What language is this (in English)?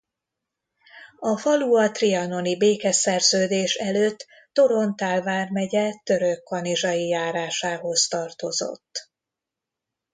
Hungarian